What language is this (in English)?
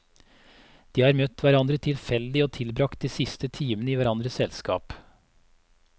Norwegian